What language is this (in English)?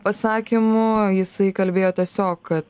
Lithuanian